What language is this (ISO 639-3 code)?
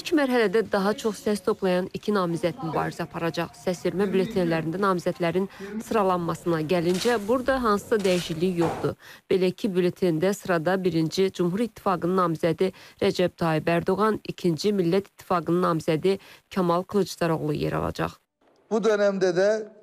tur